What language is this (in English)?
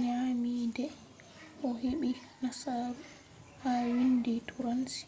Fula